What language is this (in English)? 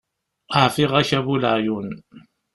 Kabyle